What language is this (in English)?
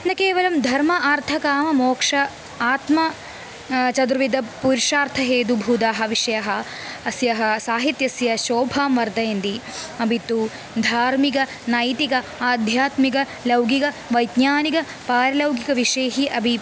Sanskrit